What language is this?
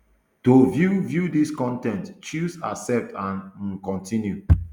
Nigerian Pidgin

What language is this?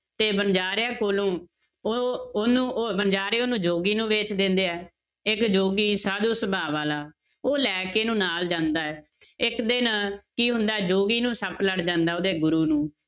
Punjabi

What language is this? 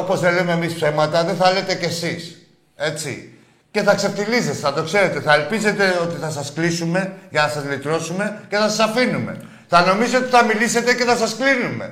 Greek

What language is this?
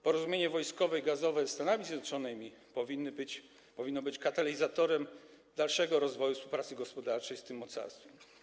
Polish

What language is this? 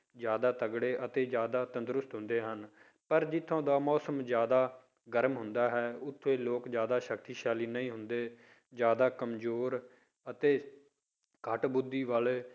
Punjabi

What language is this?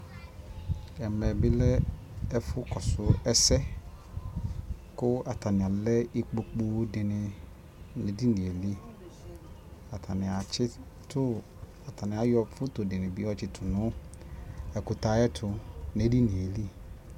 Ikposo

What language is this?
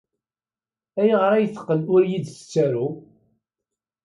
Kabyle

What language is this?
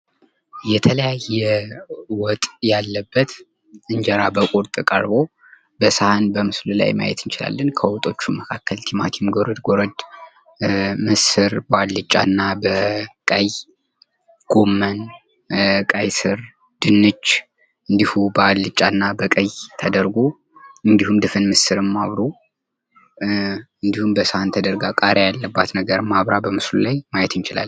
Amharic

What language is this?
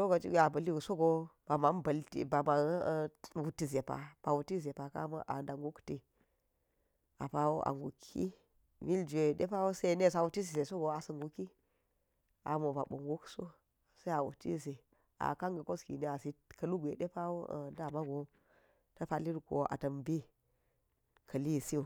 Geji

